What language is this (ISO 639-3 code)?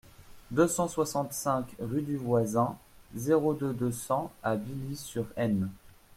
fra